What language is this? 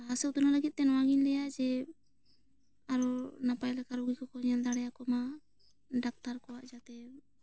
Santali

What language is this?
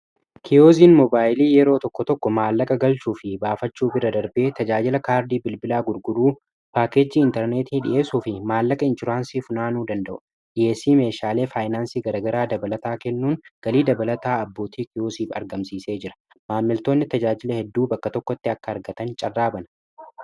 Oromo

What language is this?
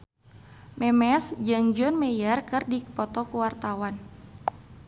Sundanese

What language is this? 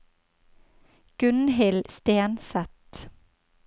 Norwegian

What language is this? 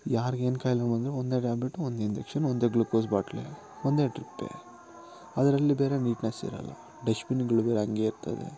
Kannada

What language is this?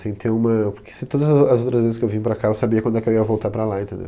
Portuguese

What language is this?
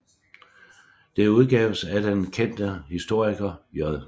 Danish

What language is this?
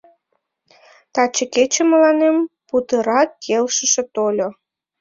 Mari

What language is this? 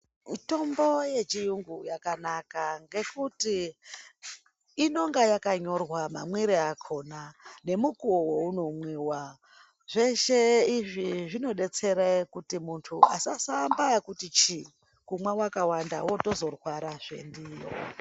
Ndau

